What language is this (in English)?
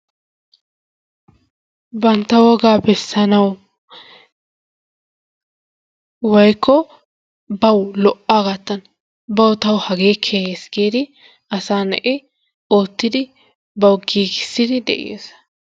Wolaytta